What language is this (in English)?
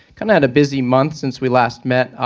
English